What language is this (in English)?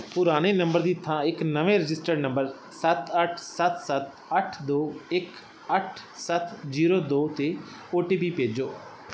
Punjabi